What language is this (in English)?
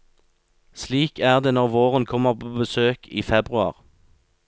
Norwegian